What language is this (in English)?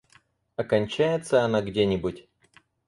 Russian